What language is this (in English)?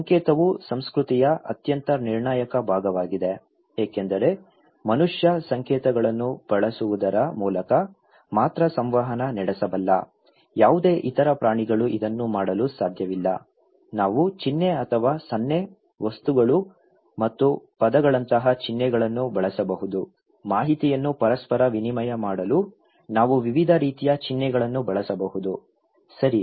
Kannada